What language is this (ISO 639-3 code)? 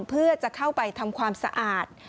tha